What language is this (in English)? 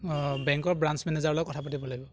Assamese